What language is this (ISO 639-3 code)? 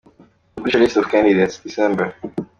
kin